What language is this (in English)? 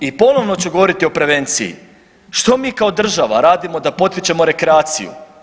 Croatian